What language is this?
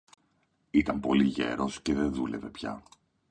Greek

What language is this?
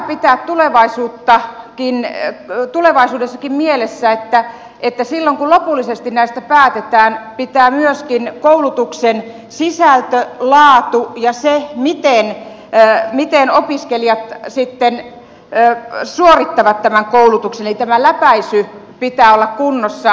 Finnish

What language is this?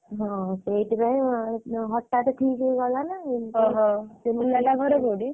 Odia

